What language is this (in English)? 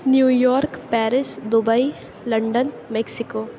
Urdu